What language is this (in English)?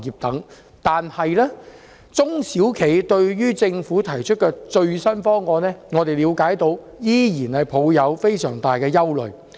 Cantonese